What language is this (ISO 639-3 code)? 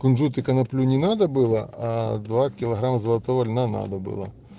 rus